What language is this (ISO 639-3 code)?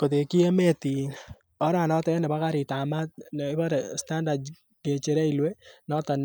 kln